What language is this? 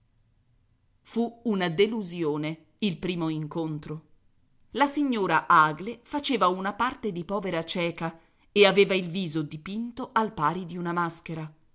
Italian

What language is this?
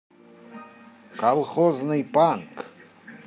Russian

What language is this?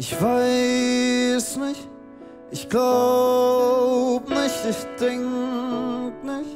German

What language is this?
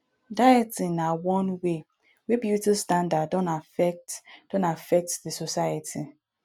Nigerian Pidgin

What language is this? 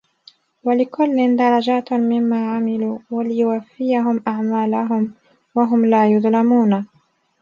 Arabic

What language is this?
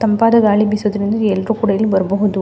Kannada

